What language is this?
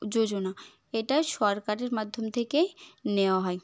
Bangla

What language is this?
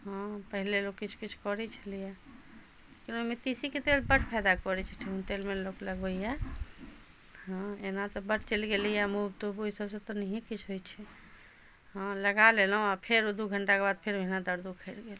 Maithili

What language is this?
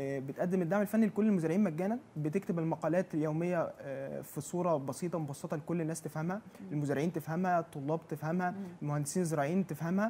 Arabic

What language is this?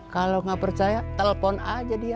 Indonesian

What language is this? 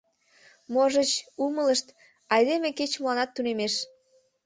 Mari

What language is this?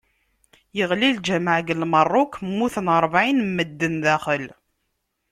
Kabyle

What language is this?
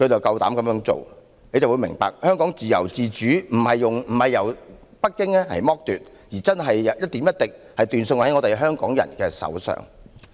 Cantonese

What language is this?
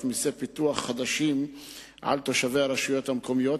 Hebrew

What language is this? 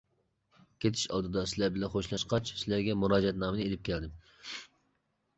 Uyghur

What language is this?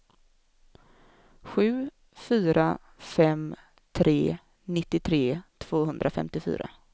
Swedish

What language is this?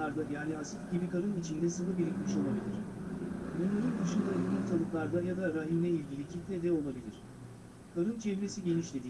Turkish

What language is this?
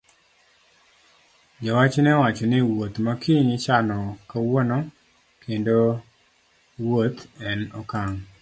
Luo (Kenya and Tanzania)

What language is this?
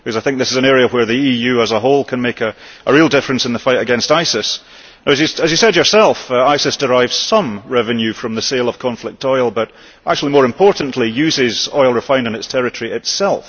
English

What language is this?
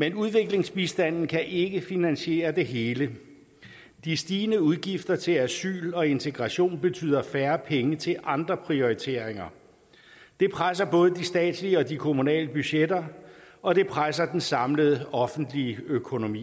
Danish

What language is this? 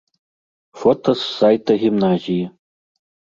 Belarusian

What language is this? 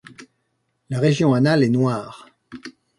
French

